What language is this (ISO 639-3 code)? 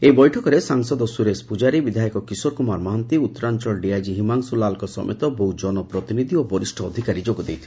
ori